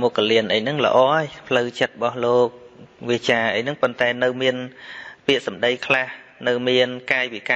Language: Vietnamese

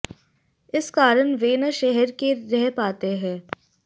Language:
Hindi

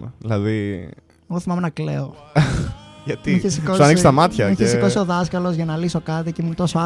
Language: Greek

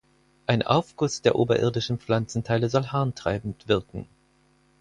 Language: German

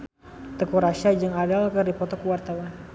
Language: Sundanese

